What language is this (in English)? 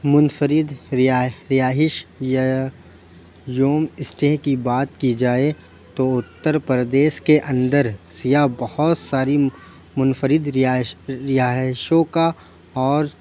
Urdu